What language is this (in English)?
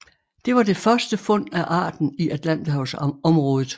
Danish